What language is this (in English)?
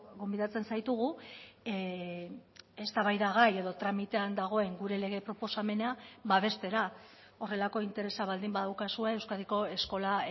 Basque